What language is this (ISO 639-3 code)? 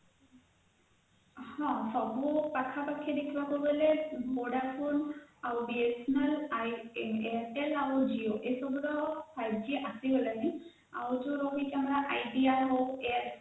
ori